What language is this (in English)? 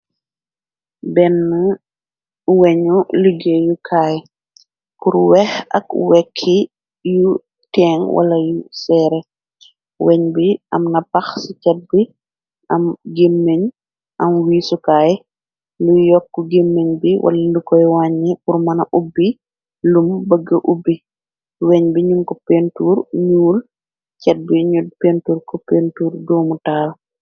Wolof